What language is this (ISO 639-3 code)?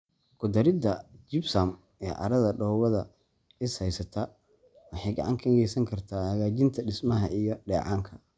som